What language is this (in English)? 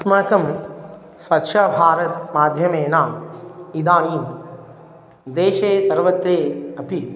Sanskrit